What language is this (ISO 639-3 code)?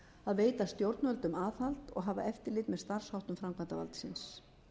isl